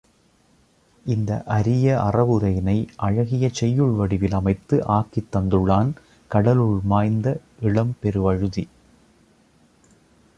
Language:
Tamil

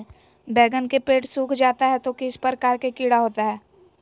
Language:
Magahi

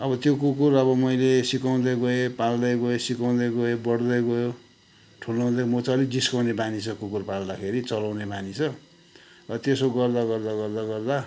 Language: Nepali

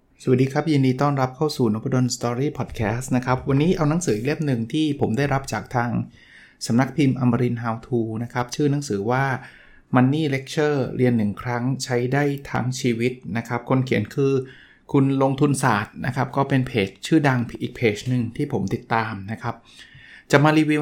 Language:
Thai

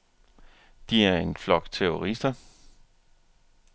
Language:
Danish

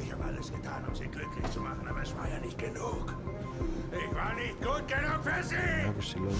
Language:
German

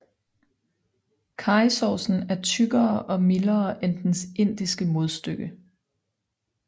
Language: Danish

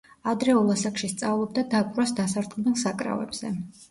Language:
Georgian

